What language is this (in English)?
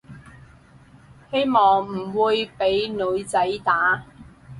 Cantonese